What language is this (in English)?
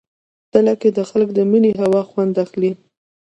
Pashto